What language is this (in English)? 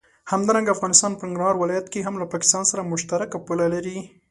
Pashto